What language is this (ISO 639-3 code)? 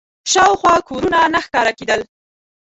pus